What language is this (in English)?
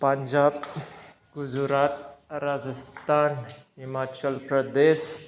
Bodo